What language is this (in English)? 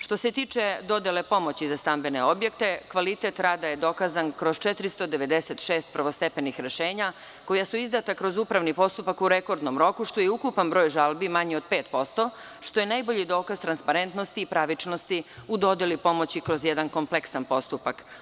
Serbian